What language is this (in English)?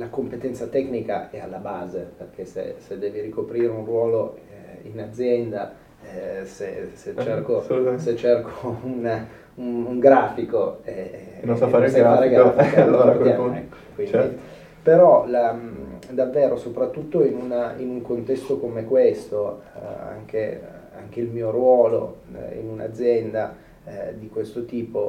Italian